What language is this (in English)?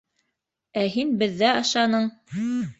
Bashkir